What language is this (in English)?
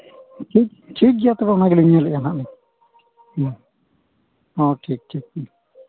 Santali